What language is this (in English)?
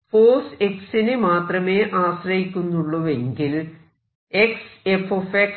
Malayalam